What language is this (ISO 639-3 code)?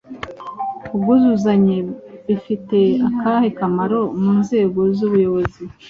kin